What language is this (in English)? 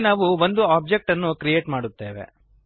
Kannada